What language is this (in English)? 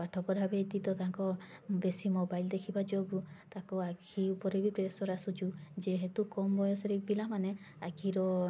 Odia